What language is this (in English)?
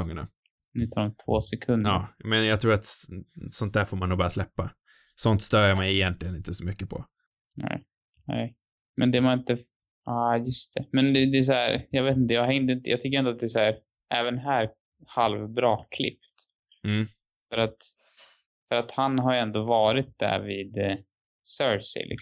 Swedish